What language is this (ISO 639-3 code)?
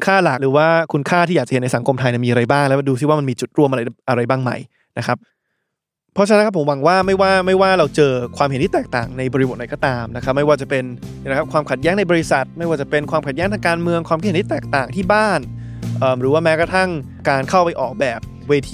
tha